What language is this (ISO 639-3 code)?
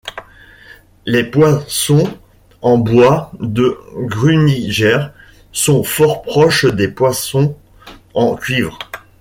fra